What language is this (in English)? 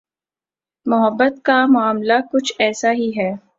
Urdu